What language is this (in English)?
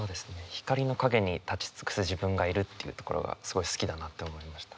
Japanese